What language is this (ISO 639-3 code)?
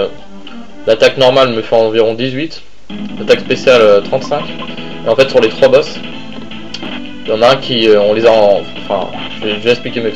fra